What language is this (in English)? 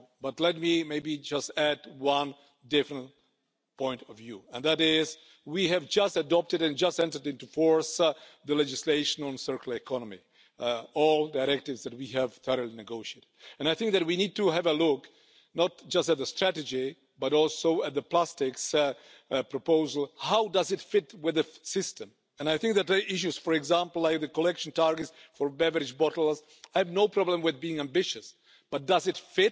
Finnish